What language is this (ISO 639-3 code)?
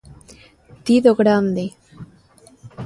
glg